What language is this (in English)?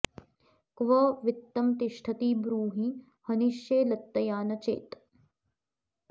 Sanskrit